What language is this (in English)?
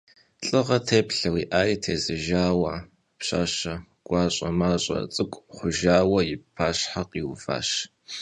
Kabardian